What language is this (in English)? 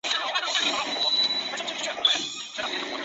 Chinese